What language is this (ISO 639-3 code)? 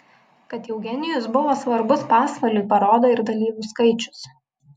lit